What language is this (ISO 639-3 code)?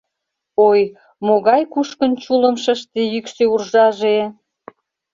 chm